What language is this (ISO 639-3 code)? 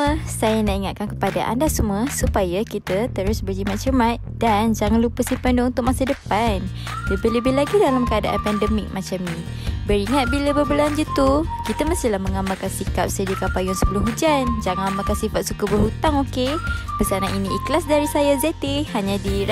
msa